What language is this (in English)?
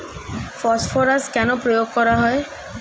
Bangla